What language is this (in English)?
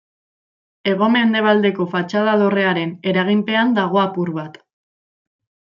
Basque